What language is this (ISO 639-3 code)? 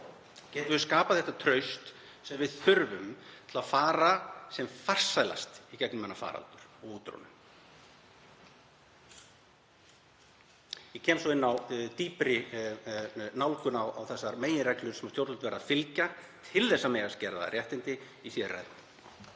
isl